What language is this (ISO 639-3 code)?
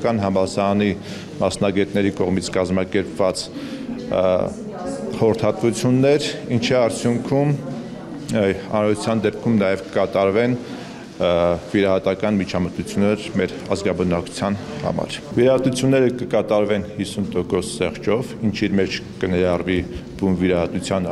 tur